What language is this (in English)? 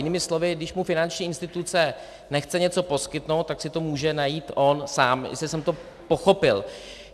Czech